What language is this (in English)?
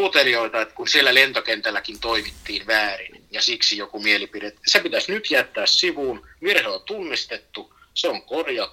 Finnish